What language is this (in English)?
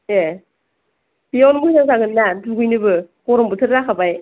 Bodo